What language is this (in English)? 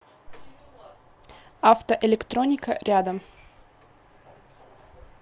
Russian